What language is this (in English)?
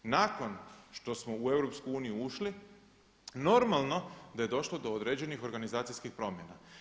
Croatian